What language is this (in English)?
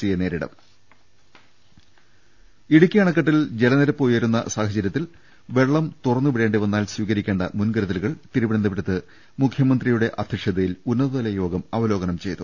Malayalam